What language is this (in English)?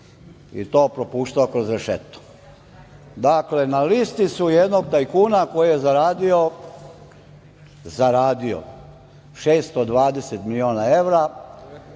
Serbian